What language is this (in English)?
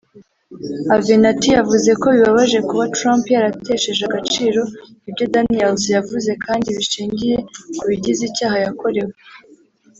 Kinyarwanda